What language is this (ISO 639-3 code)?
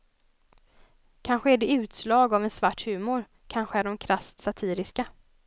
swe